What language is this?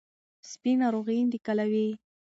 Pashto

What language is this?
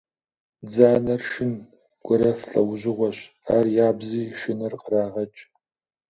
Kabardian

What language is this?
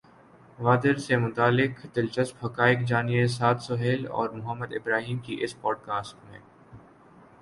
Urdu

